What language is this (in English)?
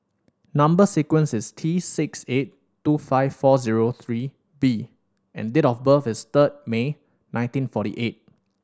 English